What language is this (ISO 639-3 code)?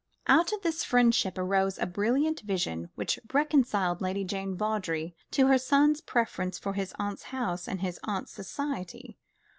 eng